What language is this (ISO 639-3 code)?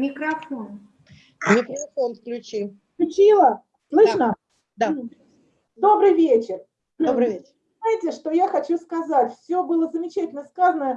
rus